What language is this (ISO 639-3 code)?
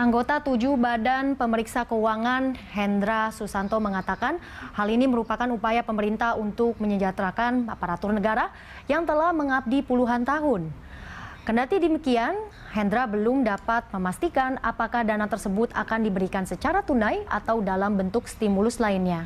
ind